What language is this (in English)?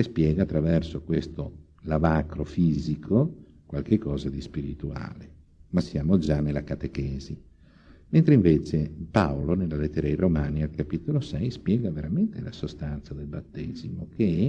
Italian